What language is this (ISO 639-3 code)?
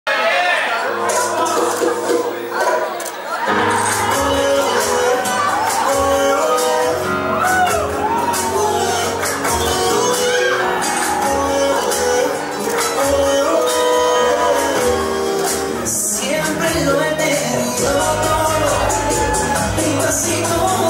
ara